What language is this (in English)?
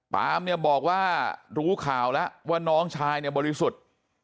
Thai